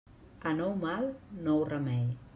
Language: Catalan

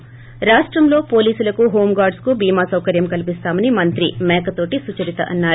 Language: Telugu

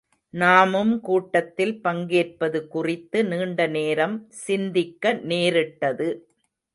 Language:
Tamil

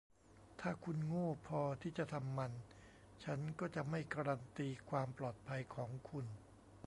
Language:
Thai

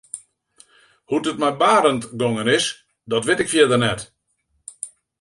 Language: Western Frisian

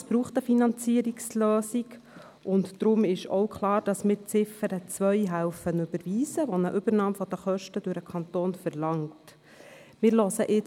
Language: Swiss German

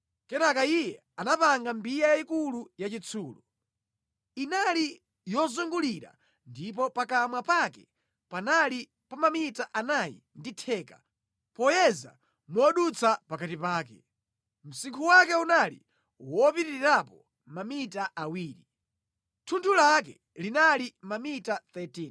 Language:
Nyanja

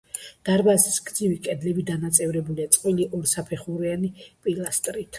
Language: Georgian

